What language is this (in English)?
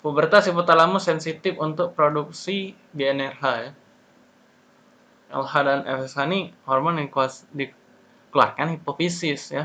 Indonesian